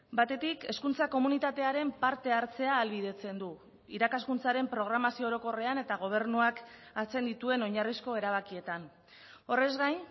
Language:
Basque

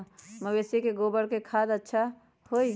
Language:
Magahi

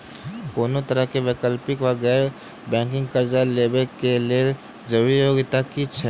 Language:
Maithili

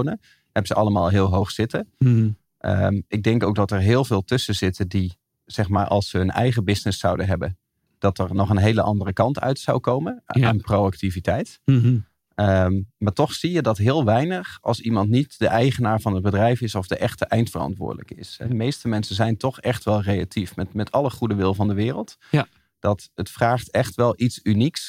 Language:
Dutch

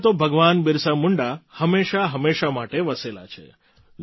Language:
Gujarati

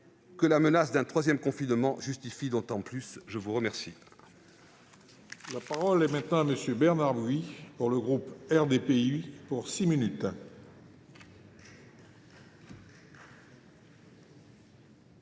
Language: French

